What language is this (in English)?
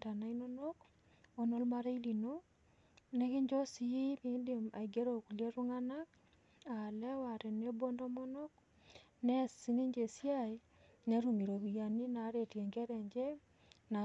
Masai